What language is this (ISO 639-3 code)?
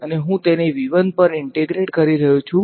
guj